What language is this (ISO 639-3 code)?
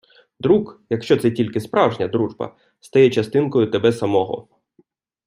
ukr